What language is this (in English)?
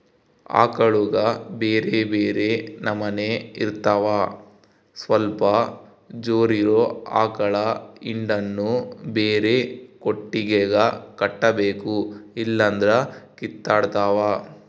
Kannada